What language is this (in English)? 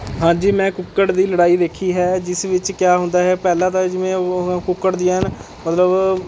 Punjabi